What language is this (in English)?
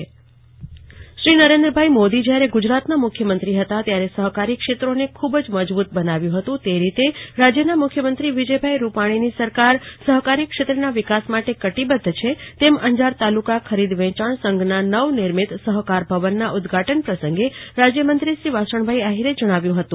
Gujarati